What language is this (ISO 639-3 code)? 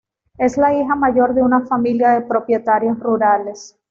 spa